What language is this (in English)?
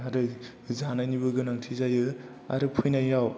Bodo